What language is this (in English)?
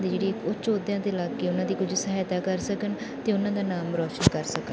Punjabi